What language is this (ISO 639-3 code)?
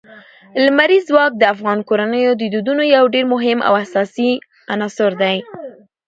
pus